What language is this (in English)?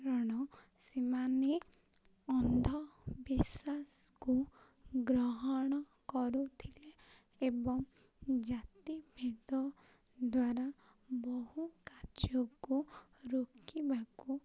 Odia